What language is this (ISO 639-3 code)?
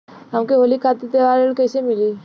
bho